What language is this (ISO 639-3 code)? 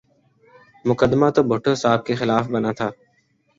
urd